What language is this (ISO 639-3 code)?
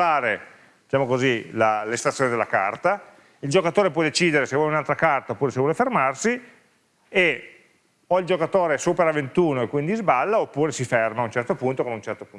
ita